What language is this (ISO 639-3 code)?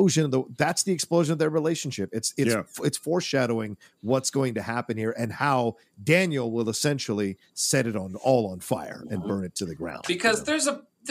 eng